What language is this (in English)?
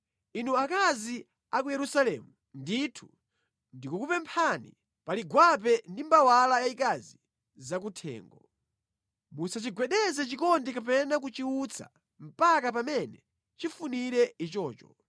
Nyanja